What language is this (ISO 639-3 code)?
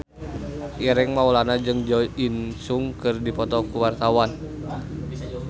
sun